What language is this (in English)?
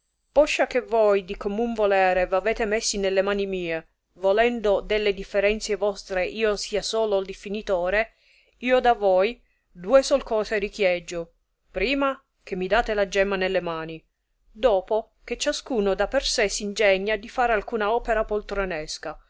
Italian